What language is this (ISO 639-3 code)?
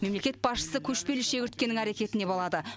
kaz